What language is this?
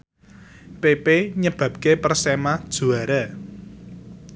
Javanese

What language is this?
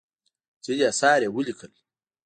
Pashto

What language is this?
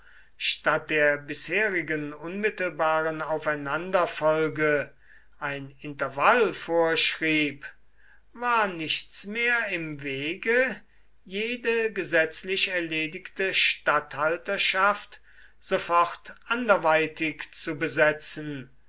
German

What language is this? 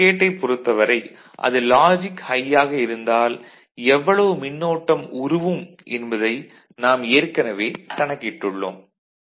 Tamil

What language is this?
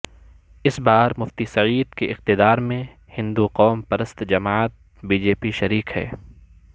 Urdu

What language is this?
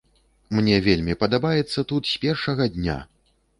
Belarusian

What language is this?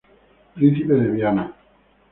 Spanish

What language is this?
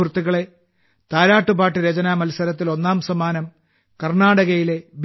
Malayalam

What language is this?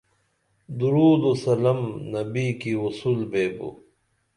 Dameli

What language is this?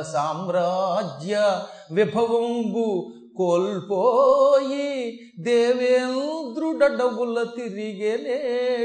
Telugu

